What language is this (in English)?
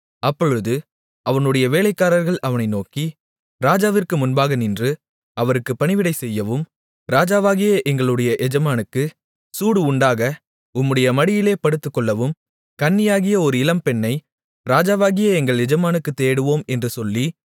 Tamil